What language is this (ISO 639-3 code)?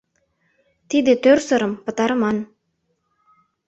chm